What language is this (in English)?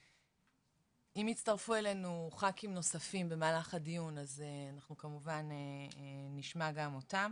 Hebrew